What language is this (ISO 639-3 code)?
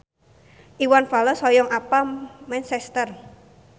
sun